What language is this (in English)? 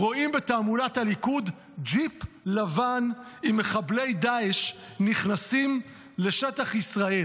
Hebrew